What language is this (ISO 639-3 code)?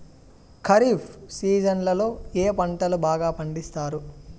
tel